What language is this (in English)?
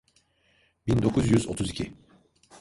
Turkish